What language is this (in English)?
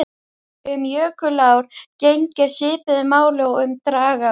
Icelandic